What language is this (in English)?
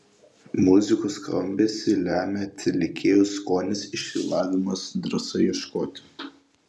Lithuanian